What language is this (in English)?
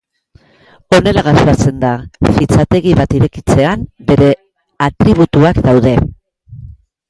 Basque